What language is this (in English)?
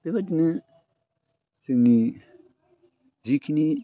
Bodo